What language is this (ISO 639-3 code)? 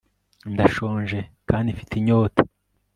kin